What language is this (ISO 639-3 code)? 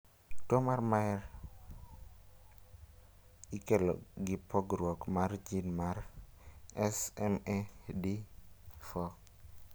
luo